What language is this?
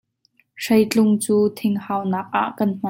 Hakha Chin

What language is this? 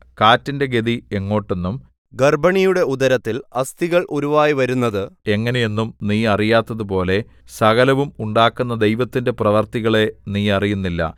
Malayalam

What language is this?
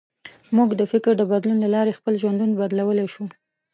Pashto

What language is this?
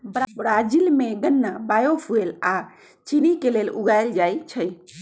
Magahi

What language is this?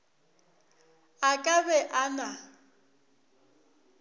Northern Sotho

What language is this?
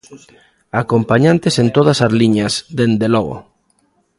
Galician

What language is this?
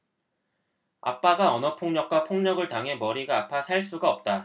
Korean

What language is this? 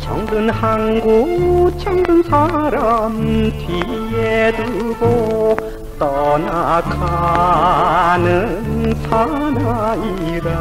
Korean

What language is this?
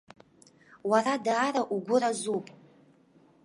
Abkhazian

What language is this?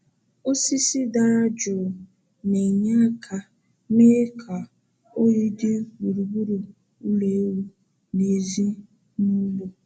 Igbo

